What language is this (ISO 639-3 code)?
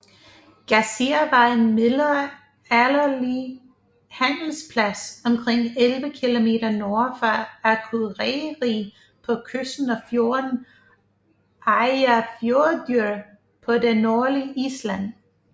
dan